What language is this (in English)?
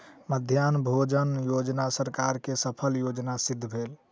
Maithili